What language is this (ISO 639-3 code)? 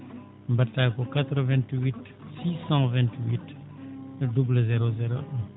ful